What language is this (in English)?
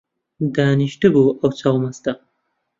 Central Kurdish